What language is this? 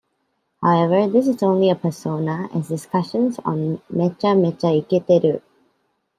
English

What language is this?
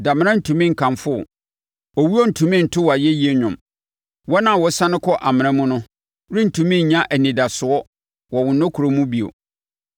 Akan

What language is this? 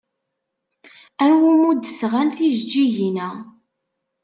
Kabyle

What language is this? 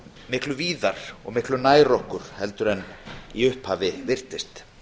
Icelandic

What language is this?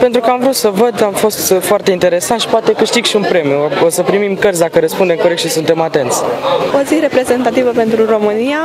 Romanian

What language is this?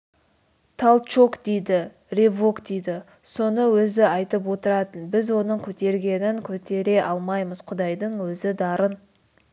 Kazakh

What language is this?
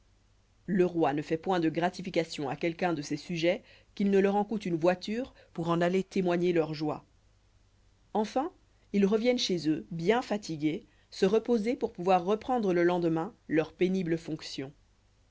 French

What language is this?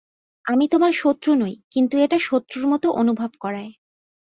Bangla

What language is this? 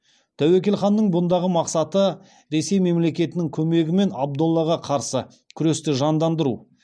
Kazakh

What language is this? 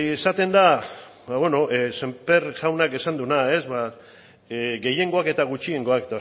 Basque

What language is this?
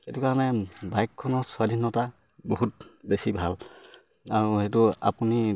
Assamese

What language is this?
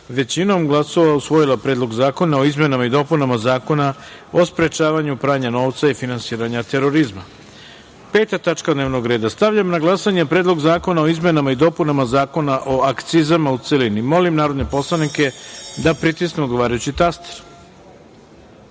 Serbian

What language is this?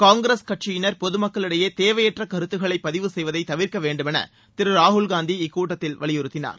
Tamil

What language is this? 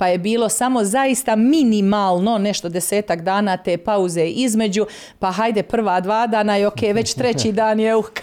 Croatian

